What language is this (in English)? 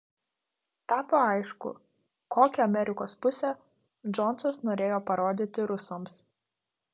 Lithuanian